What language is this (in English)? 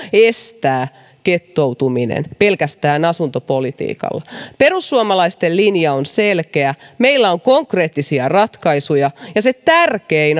Finnish